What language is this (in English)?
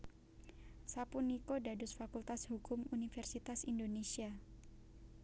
Javanese